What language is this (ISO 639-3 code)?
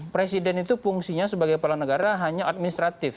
ind